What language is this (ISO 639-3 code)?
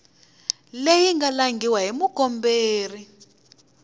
tso